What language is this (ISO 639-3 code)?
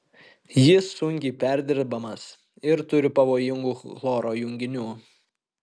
lit